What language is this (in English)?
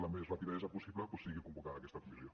Catalan